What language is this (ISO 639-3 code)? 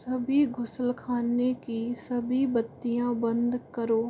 hin